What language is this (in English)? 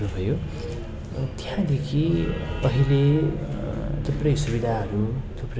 Nepali